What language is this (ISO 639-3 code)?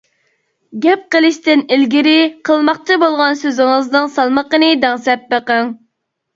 uig